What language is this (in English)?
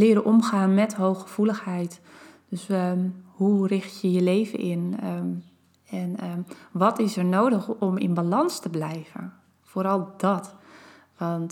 Dutch